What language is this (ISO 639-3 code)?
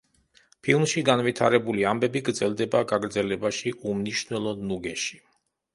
kat